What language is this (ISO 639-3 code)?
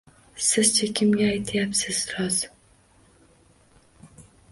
uzb